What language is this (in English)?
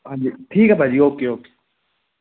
Punjabi